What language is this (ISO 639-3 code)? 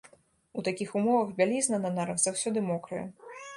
bel